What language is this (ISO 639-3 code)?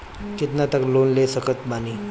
bho